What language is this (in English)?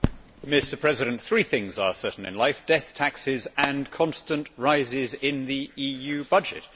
English